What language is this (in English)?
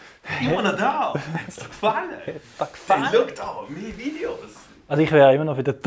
German